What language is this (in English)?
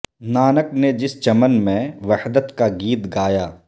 Urdu